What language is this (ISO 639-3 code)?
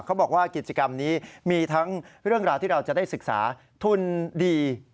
tha